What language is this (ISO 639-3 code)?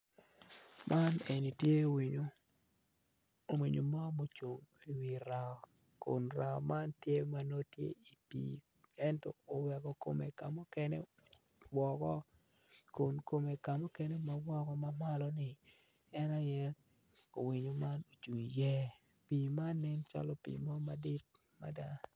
ach